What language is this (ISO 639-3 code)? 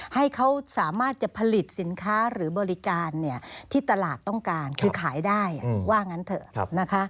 tha